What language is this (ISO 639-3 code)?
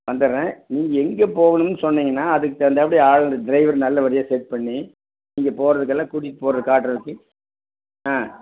tam